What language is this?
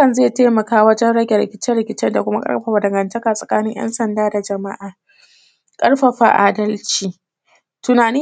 Hausa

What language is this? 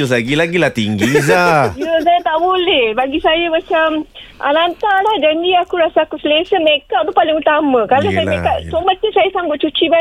Malay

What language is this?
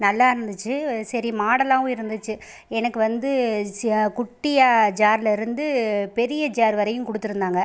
Tamil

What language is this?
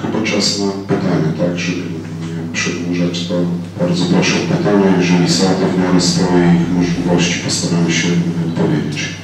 Polish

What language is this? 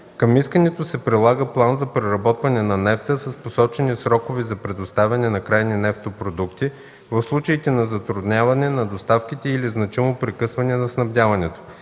Bulgarian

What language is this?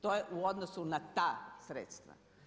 Croatian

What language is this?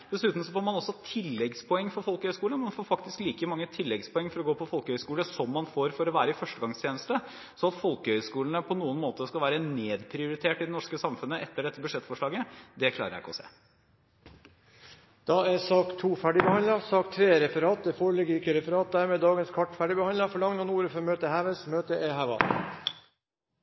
Norwegian Bokmål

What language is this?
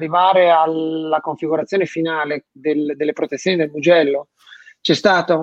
Italian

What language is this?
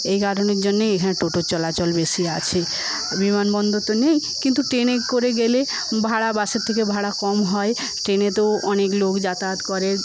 Bangla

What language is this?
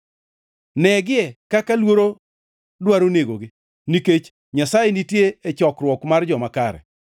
Luo (Kenya and Tanzania)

